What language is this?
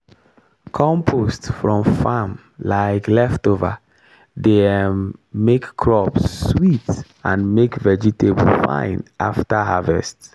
Nigerian Pidgin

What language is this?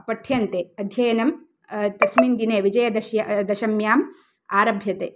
Sanskrit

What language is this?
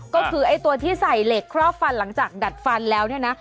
Thai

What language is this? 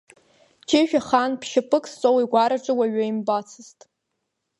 Abkhazian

